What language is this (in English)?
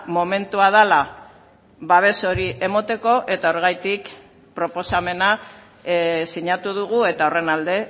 Basque